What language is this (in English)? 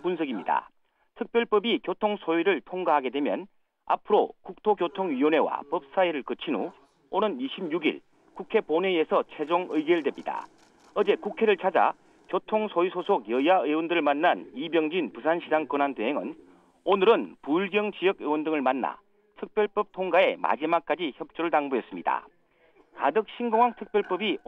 Korean